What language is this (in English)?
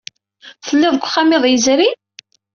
Kabyle